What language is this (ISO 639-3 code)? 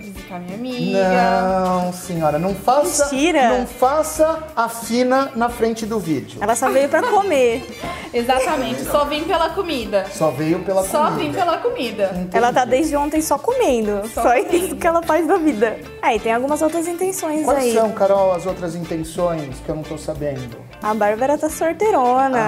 por